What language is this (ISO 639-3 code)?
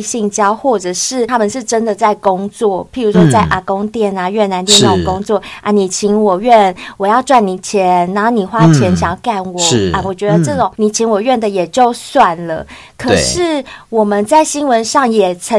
zho